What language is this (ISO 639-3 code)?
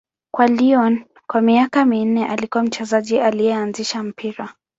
swa